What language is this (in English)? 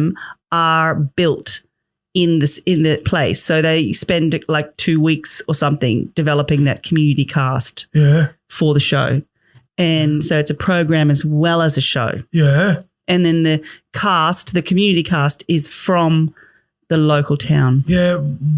English